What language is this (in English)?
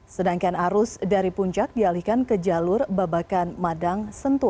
Indonesian